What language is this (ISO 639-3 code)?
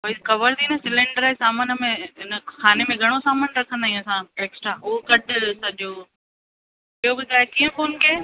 snd